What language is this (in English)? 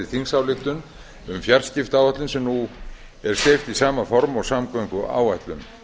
Icelandic